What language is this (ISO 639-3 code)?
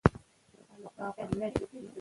pus